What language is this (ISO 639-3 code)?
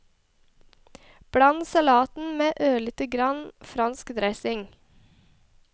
nor